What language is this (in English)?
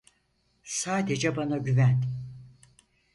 Turkish